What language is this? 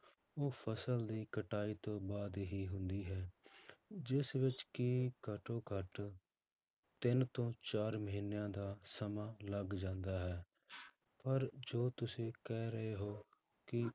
Punjabi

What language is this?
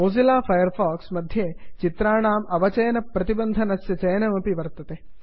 Sanskrit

